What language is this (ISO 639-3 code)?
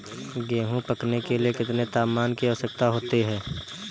hin